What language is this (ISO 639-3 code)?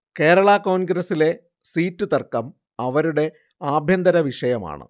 mal